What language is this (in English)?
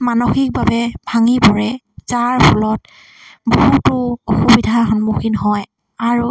Assamese